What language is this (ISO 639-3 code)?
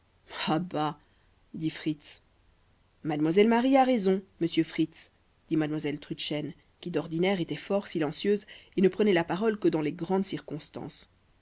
fra